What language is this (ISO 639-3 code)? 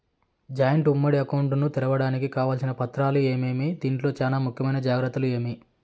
tel